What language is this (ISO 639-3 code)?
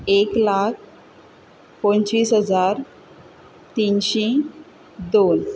kok